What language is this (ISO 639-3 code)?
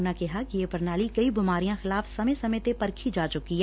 pan